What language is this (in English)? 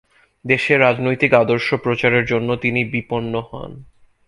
Bangla